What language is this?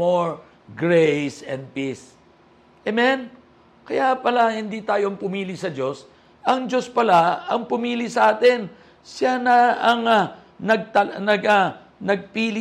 Filipino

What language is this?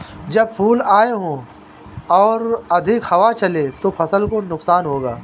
Hindi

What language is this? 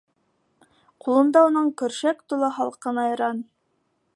Bashkir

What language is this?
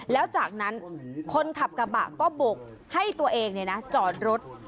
Thai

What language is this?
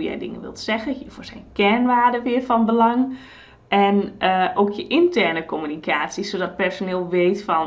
Dutch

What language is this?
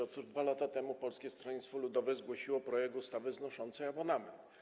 Polish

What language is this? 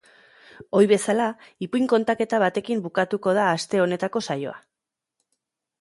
Basque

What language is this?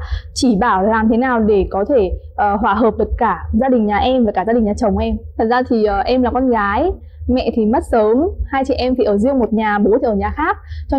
Vietnamese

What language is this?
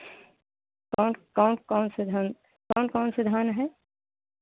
Hindi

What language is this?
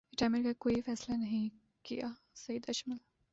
Urdu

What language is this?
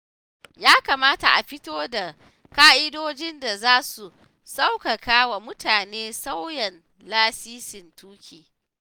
Hausa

